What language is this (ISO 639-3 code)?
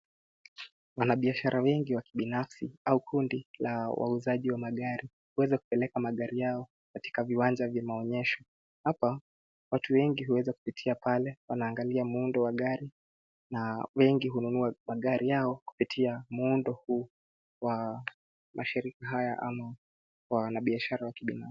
swa